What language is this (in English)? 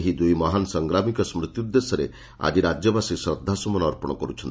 Odia